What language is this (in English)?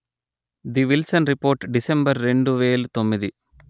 Telugu